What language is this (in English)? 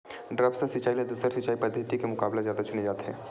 Chhattisgarhi